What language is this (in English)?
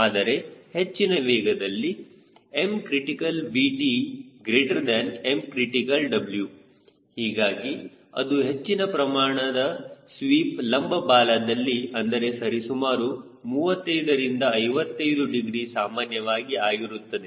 Kannada